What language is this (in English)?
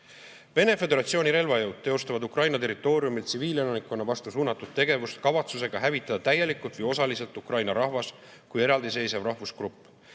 Estonian